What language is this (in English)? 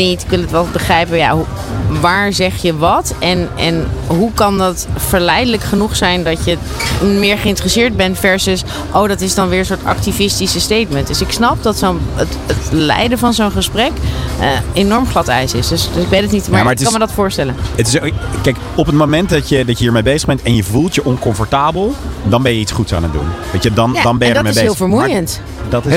Dutch